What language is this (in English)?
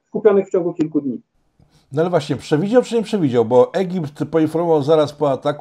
Polish